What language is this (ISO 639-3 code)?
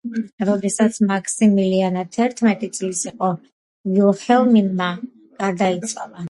kat